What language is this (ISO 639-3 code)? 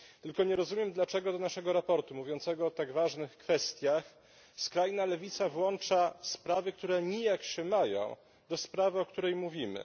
pol